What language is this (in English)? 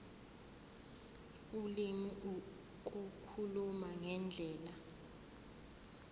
Zulu